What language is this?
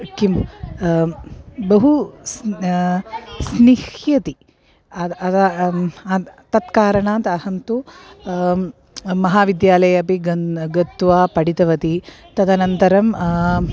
Sanskrit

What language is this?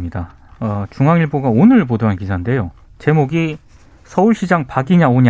Korean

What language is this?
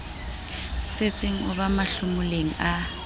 Southern Sotho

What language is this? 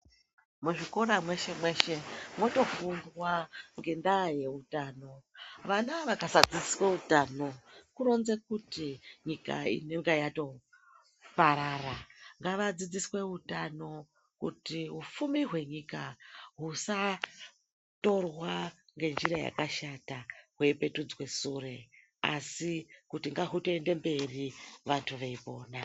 Ndau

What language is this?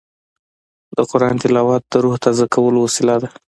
Pashto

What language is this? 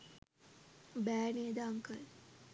Sinhala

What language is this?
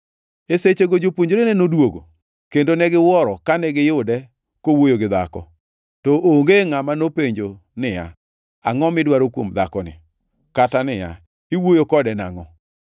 Luo (Kenya and Tanzania)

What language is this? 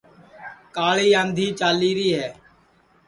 Sansi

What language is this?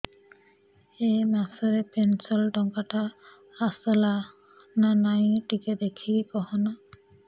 Odia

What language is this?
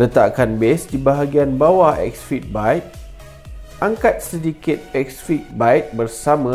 Malay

